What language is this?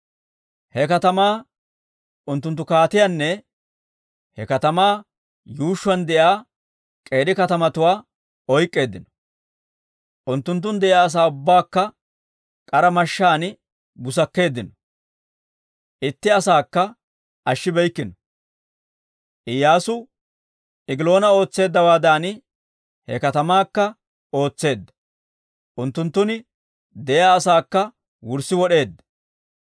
Dawro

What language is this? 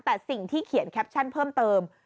Thai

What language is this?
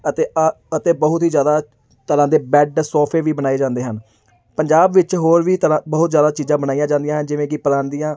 Punjabi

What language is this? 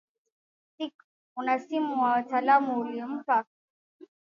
Swahili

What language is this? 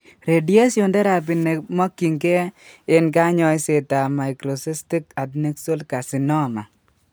Kalenjin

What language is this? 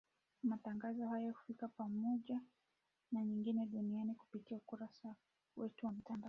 Swahili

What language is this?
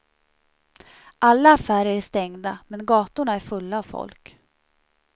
Swedish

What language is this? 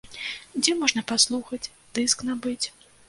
Belarusian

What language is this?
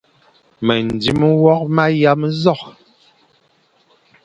Fang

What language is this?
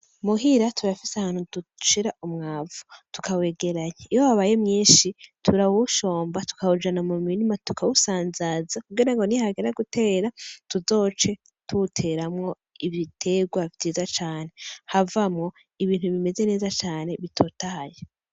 Rundi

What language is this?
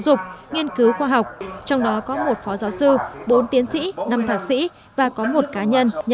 Vietnamese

